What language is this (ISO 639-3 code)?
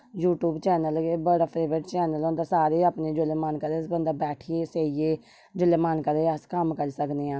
doi